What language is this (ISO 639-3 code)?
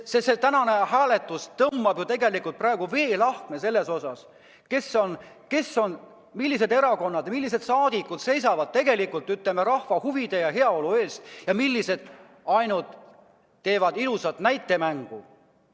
est